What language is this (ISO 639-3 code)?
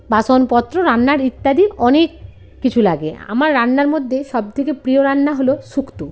ben